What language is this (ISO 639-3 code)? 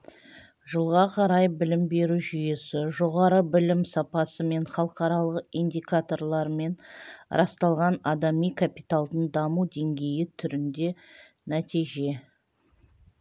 kaz